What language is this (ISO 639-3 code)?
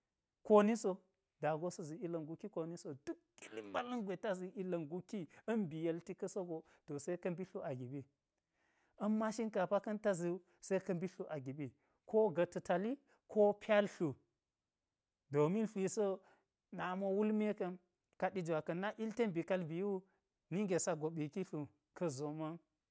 gyz